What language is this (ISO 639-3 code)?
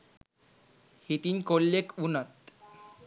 sin